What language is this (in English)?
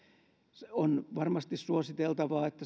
Finnish